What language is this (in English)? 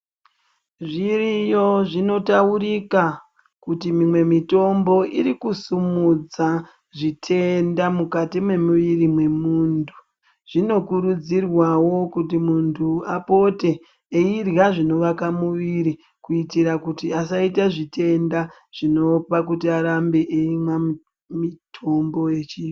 Ndau